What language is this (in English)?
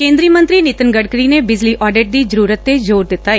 Punjabi